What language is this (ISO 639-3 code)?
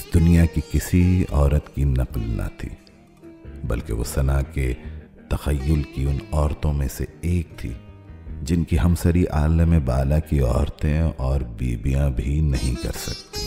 urd